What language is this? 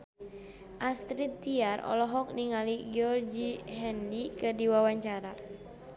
Sundanese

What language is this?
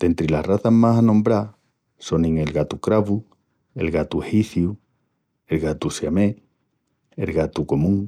Extremaduran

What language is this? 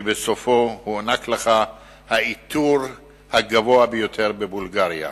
Hebrew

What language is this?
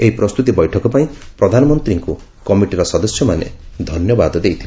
Odia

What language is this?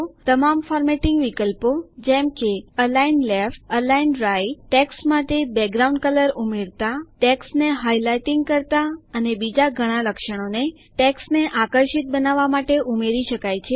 Gujarati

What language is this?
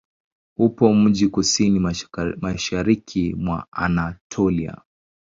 Swahili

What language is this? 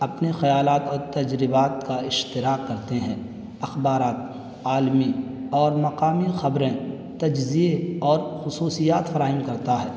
Urdu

